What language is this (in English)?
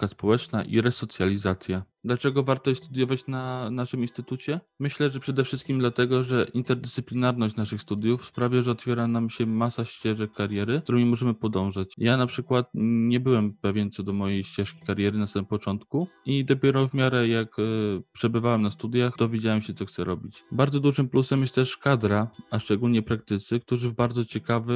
Polish